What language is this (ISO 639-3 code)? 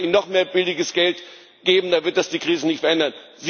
deu